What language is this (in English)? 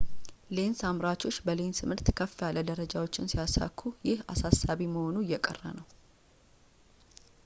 Amharic